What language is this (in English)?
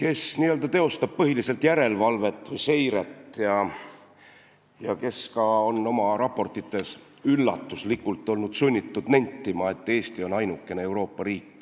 Estonian